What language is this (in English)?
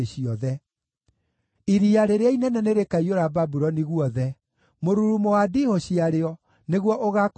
Kikuyu